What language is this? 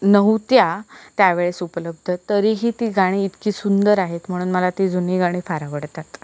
Marathi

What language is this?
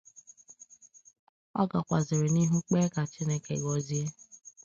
Igbo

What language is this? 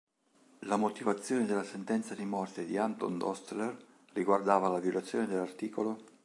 Italian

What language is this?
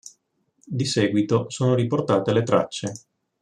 Italian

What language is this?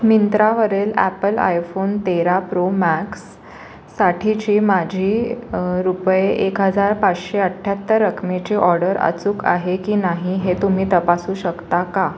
Marathi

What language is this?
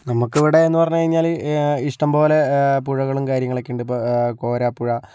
Malayalam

